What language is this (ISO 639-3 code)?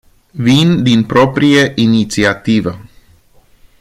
ron